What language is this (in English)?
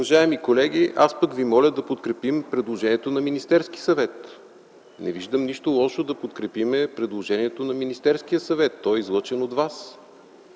Bulgarian